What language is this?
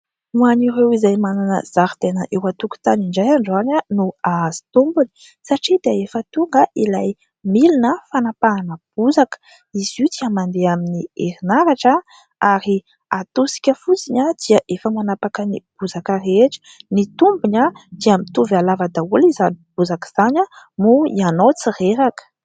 Malagasy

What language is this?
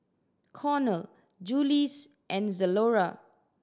English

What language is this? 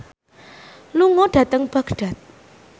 Javanese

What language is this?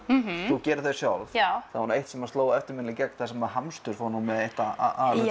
Icelandic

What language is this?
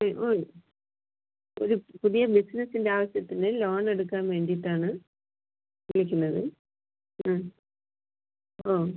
Malayalam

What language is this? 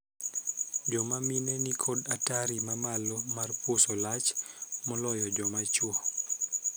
Luo (Kenya and Tanzania)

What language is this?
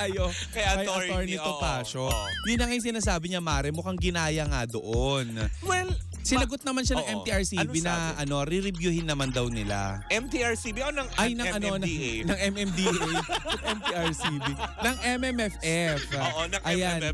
Filipino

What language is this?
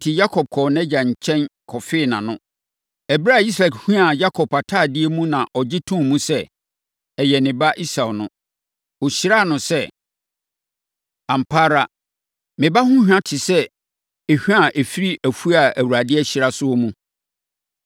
Akan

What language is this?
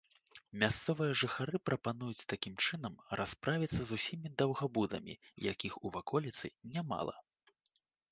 Belarusian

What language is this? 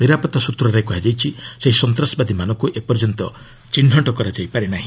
Odia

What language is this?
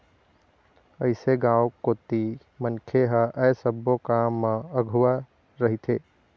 Chhattisgarhi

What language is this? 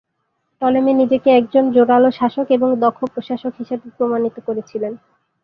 Bangla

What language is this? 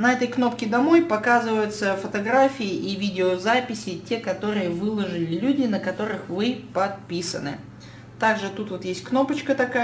Russian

